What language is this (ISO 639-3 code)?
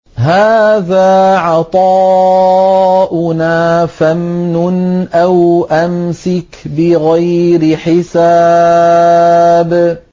ara